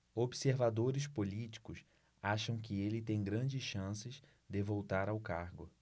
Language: Portuguese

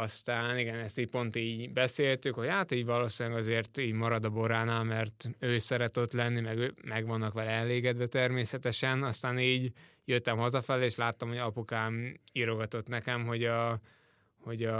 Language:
Hungarian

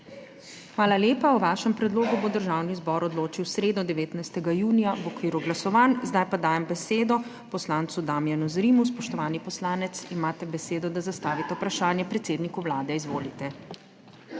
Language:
Slovenian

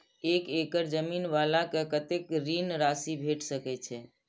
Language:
Maithili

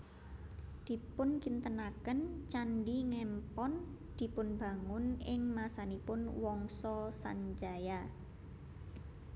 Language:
Javanese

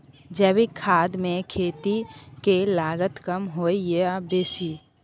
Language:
Maithili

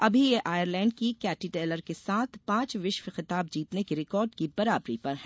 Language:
Hindi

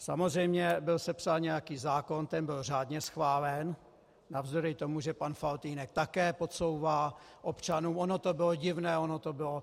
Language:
Czech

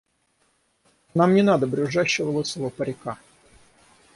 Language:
Russian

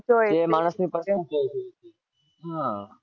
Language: Gujarati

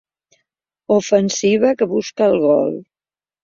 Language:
Catalan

